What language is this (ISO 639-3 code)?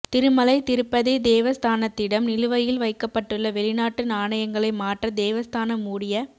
tam